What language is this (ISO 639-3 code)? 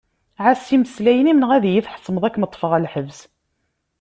kab